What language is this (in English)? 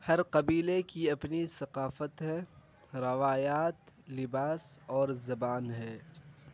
Urdu